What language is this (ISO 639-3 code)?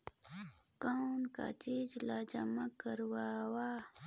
hne